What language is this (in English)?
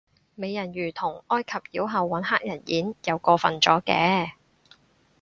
Cantonese